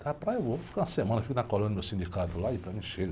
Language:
Portuguese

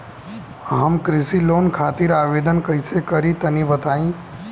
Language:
Bhojpuri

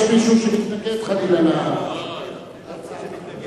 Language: Hebrew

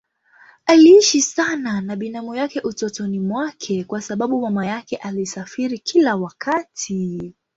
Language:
Swahili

